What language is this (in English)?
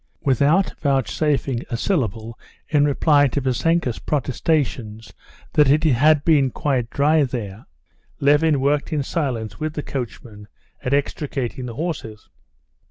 English